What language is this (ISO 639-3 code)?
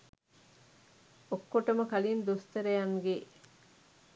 sin